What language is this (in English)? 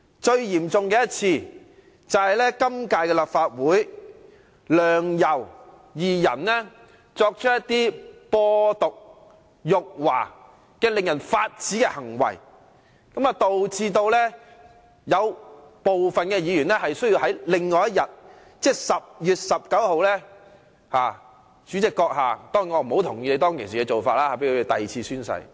Cantonese